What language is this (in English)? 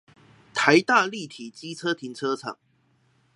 Chinese